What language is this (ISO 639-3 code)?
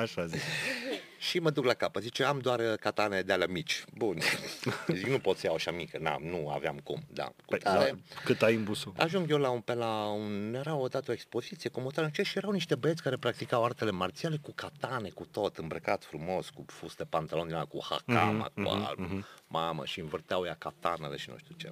ron